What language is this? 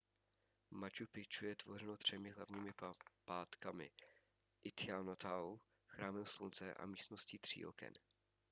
Czech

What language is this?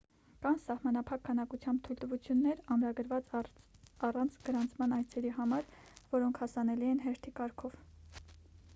Armenian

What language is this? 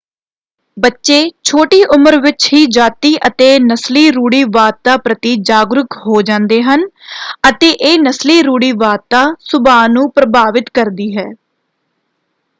Punjabi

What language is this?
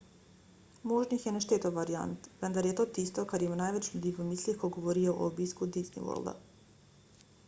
Slovenian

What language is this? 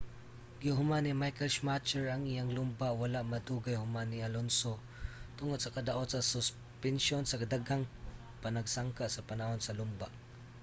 Cebuano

